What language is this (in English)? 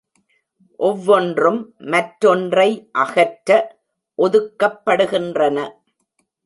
Tamil